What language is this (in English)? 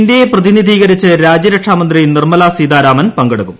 Malayalam